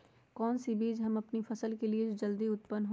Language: Magahi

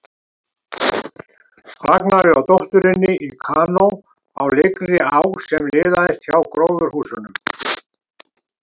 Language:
Icelandic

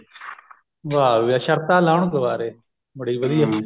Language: Punjabi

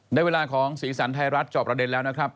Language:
Thai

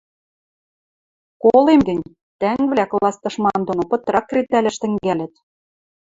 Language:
Western Mari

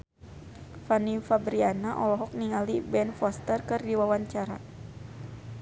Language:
Sundanese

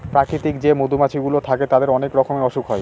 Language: Bangla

